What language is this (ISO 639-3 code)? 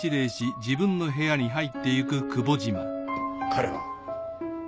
jpn